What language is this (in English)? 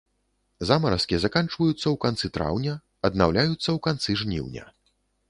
Belarusian